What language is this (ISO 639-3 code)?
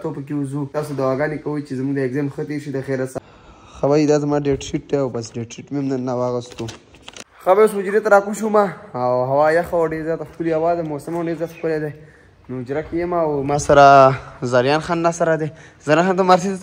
ara